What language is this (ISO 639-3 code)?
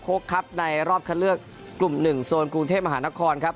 tha